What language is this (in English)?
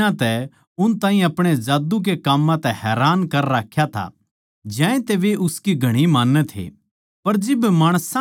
Haryanvi